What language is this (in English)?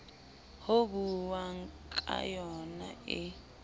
Southern Sotho